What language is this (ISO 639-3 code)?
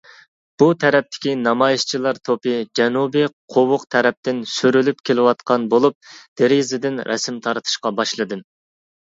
uig